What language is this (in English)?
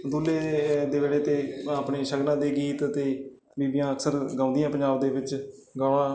Punjabi